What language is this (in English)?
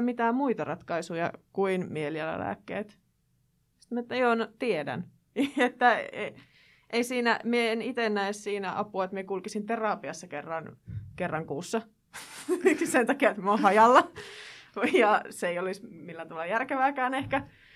Finnish